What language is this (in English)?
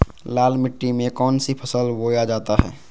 Magahi